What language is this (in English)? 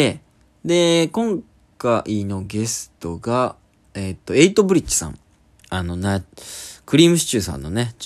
Japanese